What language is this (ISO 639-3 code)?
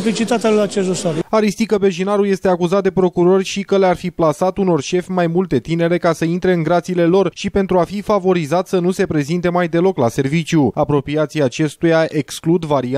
ron